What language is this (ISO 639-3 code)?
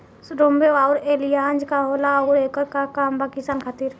bho